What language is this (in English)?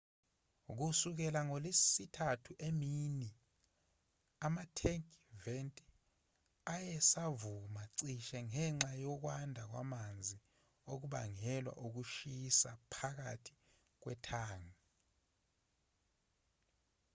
Zulu